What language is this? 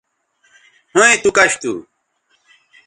Bateri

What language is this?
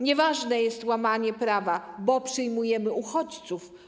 Polish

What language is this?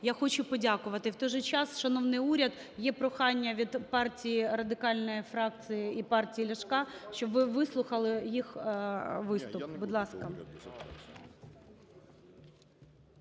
Ukrainian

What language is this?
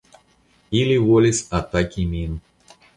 Esperanto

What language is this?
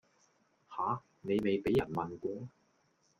Cantonese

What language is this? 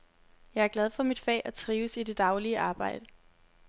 Danish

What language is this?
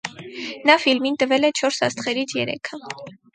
Armenian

